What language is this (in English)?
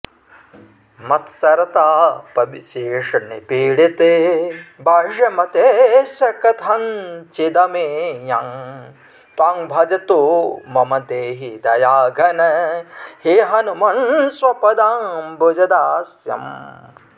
Sanskrit